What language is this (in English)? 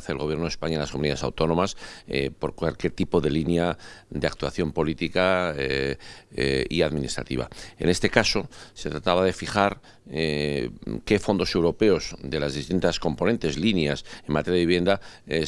Spanish